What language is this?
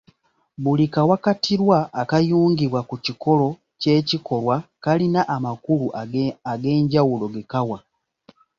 Ganda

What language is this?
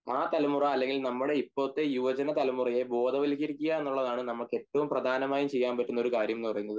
Malayalam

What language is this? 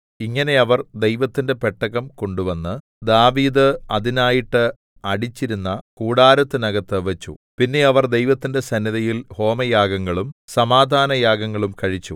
Malayalam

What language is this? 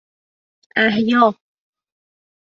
Persian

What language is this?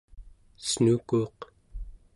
Central Yupik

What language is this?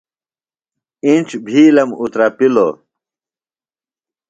Phalura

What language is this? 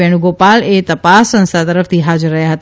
Gujarati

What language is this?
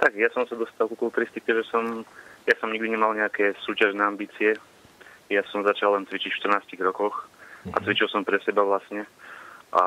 Slovak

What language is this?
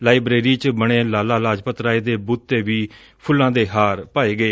Punjabi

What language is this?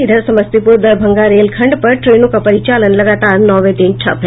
Hindi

